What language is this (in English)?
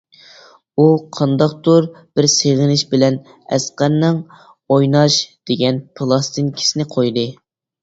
Uyghur